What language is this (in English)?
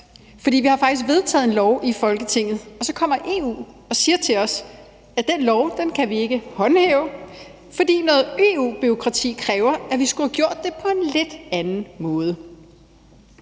Danish